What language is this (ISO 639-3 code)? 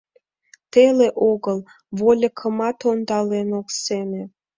chm